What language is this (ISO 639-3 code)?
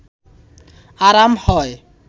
ben